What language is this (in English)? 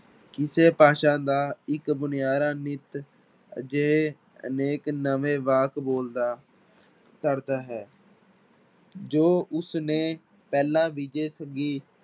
Punjabi